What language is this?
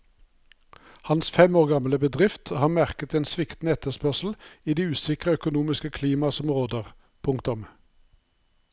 Norwegian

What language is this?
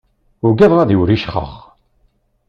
Kabyle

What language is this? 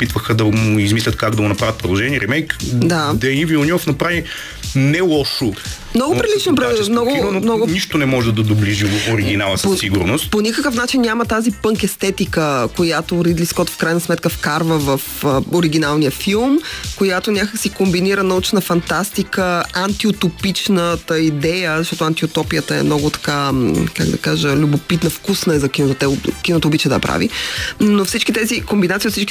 Bulgarian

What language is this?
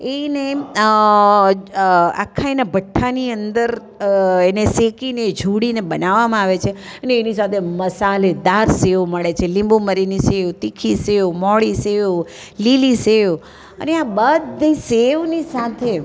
Gujarati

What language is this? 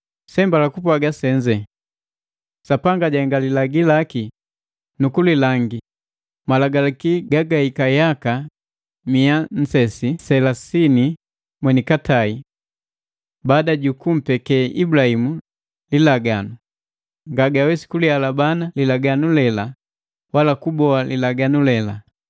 Matengo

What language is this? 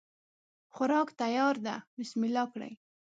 Pashto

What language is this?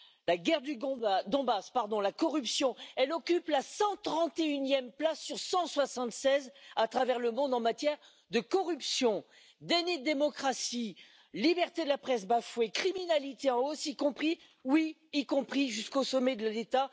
French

